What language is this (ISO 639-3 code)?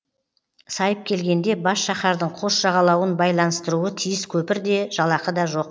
kaz